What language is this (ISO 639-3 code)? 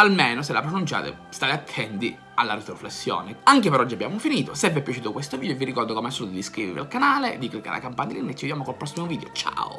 ita